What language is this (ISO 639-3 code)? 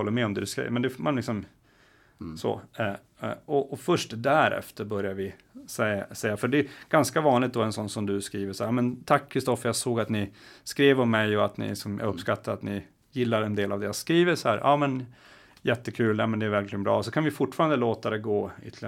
swe